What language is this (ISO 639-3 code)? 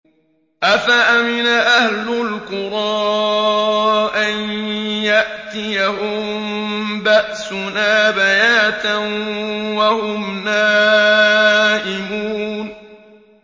ara